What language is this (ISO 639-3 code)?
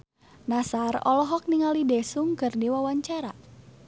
sun